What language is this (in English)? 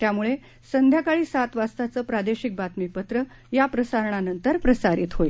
Marathi